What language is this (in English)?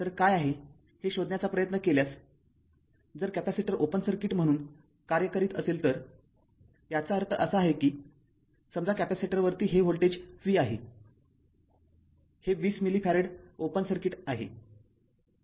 Marathi